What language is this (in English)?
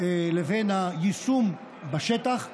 Hebrew